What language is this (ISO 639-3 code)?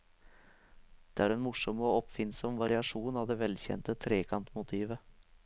nor